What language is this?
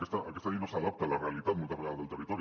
Catalan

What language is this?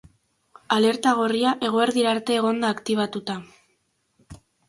Basque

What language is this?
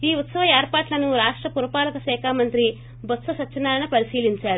Telugu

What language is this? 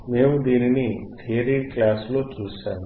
Telugu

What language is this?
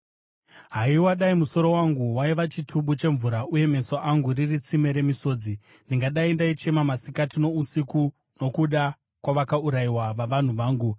Shona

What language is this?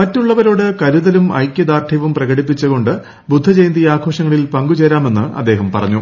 Malayalam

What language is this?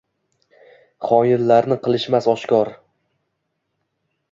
Uzbek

